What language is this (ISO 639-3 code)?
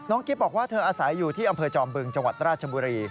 tha